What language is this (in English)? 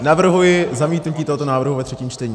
Czech